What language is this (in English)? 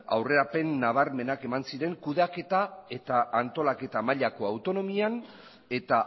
Basque